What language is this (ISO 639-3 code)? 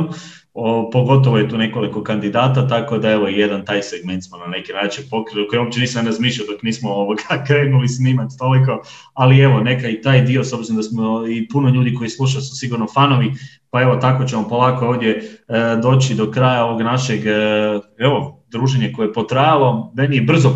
hrv